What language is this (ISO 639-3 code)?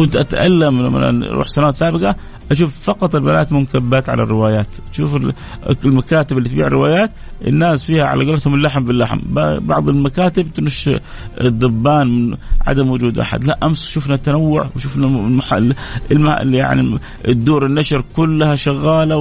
ara